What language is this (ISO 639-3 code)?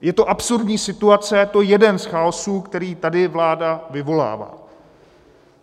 ces